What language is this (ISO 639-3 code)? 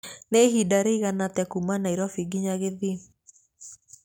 kik